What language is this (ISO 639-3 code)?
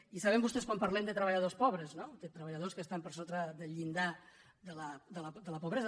cat